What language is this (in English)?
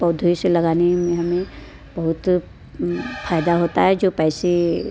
Hindi